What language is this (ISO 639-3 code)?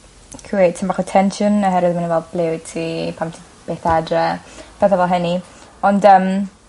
cym